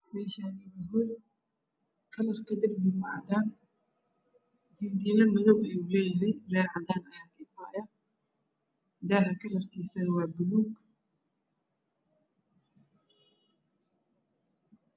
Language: Somali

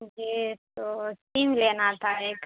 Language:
Urdu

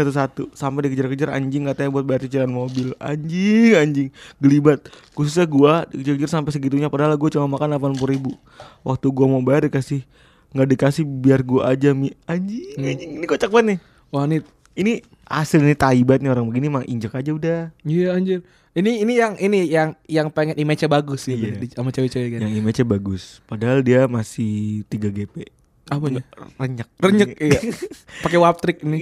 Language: Indonesian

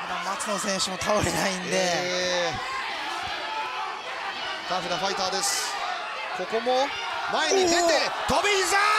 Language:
Japanese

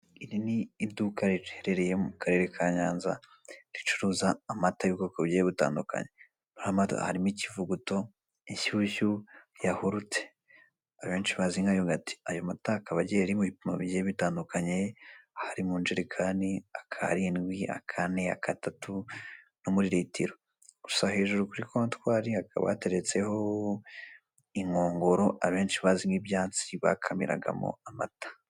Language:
Kinyarwanda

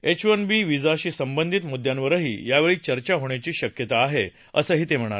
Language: Marathi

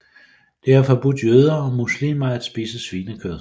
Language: Danish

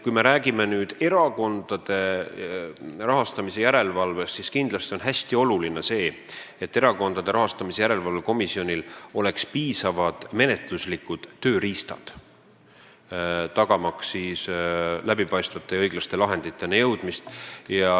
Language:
Estonian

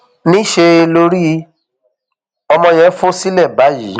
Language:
Yoruba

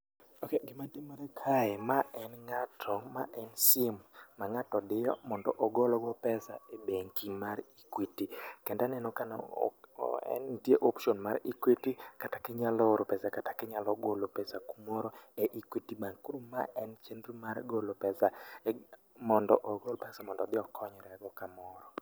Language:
Luo (Kenya and Tanzania)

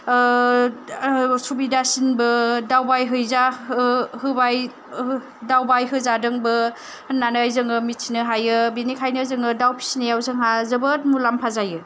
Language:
Bodo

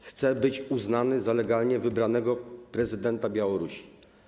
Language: Polish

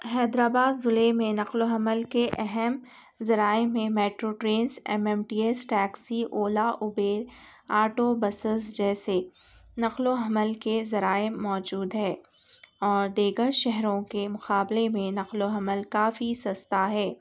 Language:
Urdu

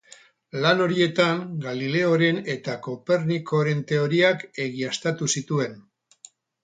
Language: Basque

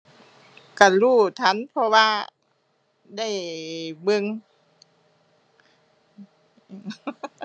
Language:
Thai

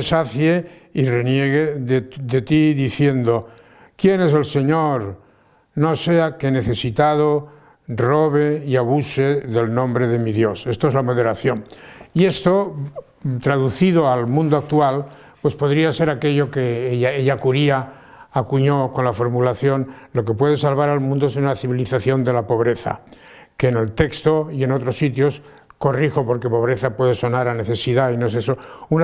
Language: Spanish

